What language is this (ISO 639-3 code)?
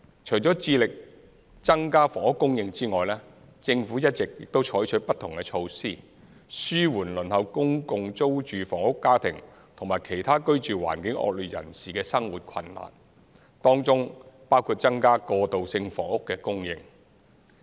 yue